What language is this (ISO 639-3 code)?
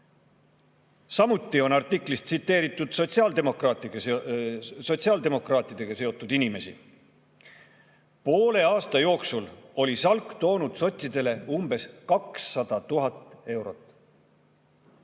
est